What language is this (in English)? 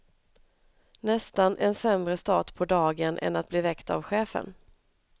Swedish